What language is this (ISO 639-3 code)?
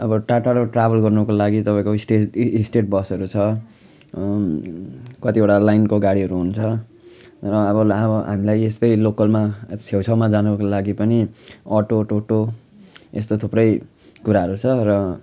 nep